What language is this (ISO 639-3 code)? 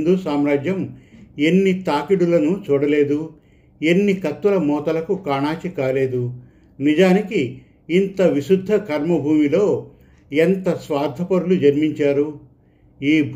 tel